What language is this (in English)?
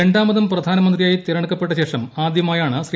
Malayalam